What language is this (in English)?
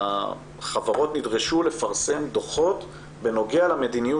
Hebrew